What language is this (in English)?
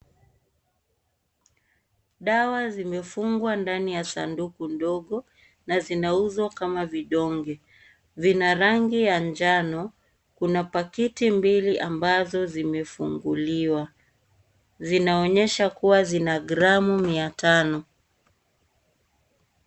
Swahili